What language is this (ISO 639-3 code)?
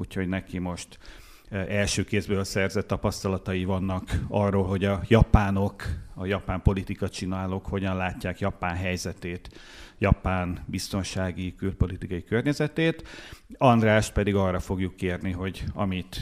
hun